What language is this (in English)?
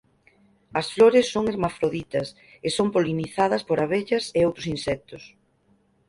Galician